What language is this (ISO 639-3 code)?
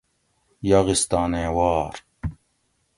gwc